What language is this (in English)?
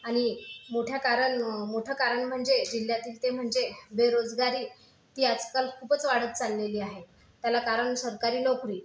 Marathi